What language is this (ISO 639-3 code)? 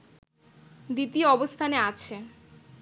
ben